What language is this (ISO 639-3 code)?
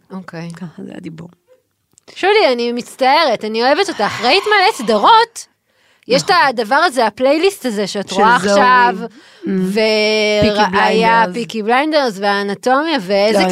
heb